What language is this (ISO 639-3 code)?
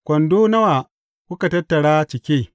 hau